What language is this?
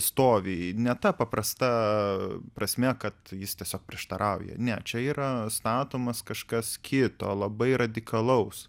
Lithuanian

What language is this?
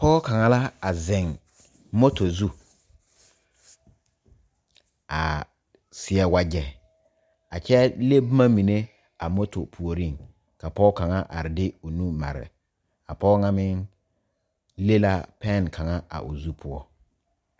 Southern Dagaare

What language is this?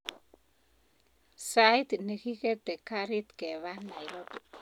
Kalenjin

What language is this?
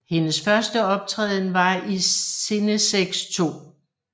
Danish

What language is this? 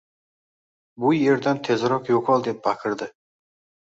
Uzbek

